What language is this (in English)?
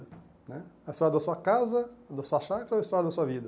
Portuguese